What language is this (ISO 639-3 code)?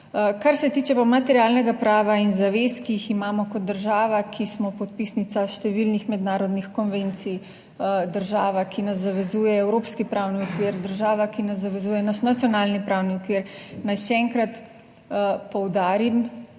slv